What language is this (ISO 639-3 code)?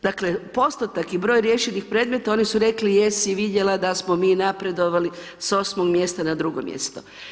hrv